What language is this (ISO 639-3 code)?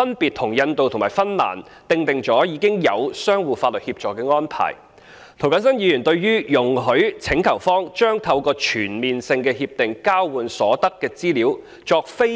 yue